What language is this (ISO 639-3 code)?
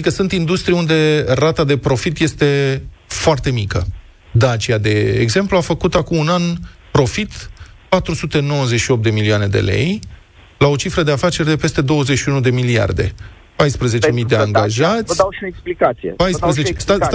ron